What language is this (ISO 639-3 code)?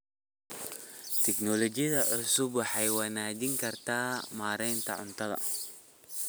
som